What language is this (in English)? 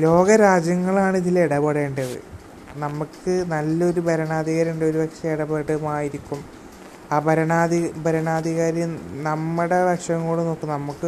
Malayalam